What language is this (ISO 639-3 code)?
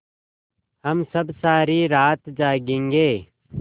hin